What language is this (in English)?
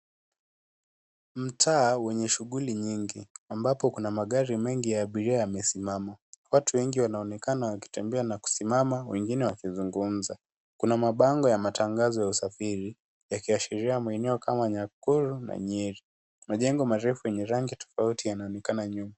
Swahili